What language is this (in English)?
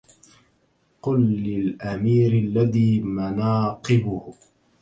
Arabic